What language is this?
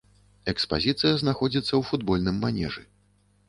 Belarusian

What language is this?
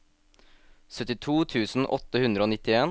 Norwegian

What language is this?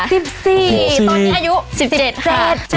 Thai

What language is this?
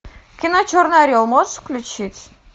Russian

